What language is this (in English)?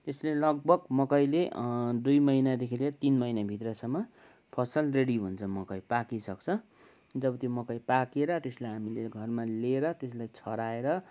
Nepali